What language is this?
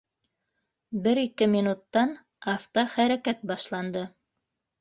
Bashkir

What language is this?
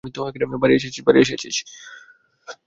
Bangla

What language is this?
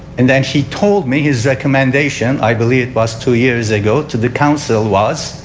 English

